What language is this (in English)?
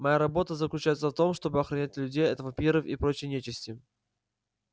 Russian